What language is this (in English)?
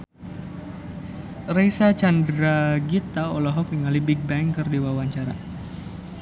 Sundanese